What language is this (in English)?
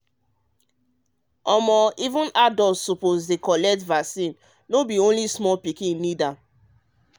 Nigerian Pidgin